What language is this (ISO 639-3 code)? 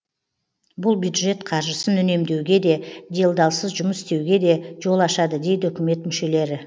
kaz